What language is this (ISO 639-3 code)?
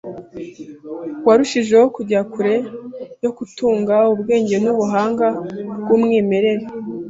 kin